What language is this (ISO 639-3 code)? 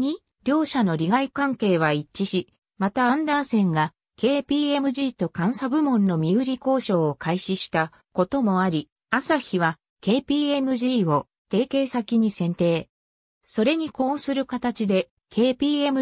jpn